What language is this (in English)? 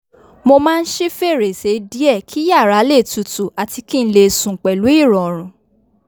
Yoruba